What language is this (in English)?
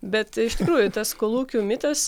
Lithuanian